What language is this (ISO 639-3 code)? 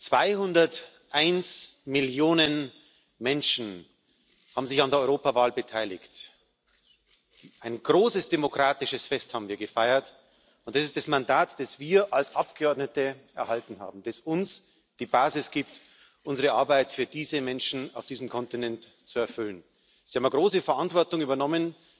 deu